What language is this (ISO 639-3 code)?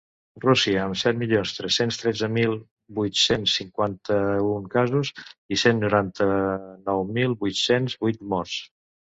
cat